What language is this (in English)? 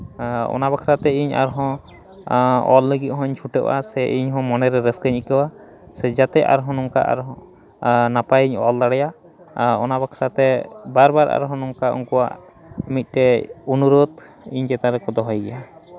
Santali